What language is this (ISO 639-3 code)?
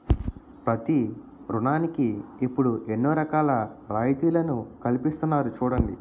tel